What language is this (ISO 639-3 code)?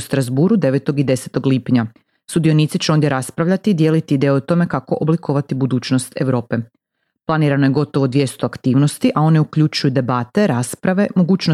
hrv